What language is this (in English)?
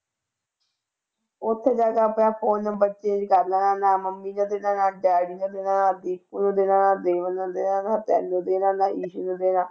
Punjabi